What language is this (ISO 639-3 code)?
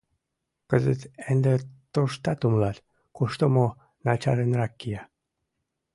chm